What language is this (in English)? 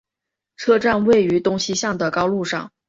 Chinese